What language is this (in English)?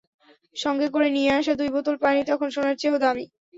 Bangla